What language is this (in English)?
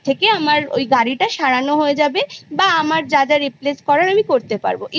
Bangla